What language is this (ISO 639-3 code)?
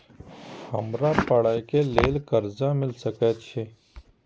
mai